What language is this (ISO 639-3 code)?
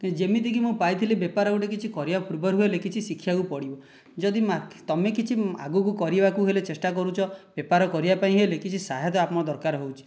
ori